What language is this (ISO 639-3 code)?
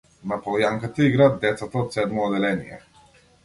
mkd